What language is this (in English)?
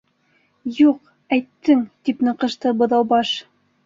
Bashkir